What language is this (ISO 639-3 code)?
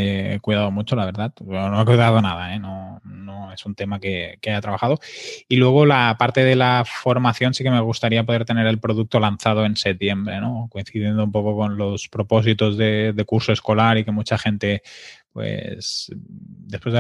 spa